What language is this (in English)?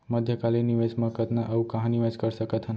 Chhattisgarhi